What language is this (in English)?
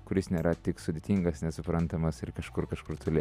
Lithuanian